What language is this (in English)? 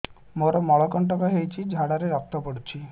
Odia